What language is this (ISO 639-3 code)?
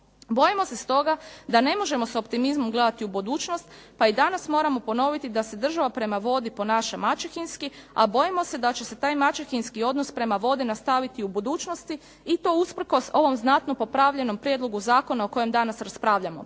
hrv